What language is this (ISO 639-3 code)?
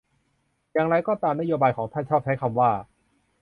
tha